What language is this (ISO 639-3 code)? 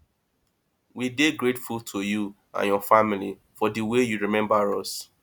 pcm